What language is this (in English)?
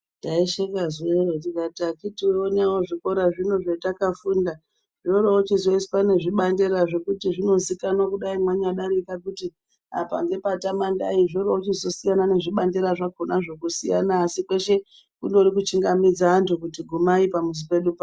Ndau